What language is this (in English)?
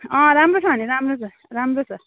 Nepali